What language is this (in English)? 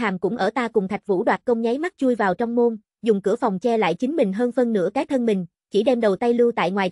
Vietnamese